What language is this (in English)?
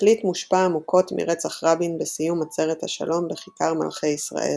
Hebrew